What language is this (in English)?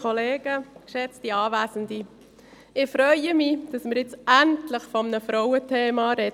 Swiss German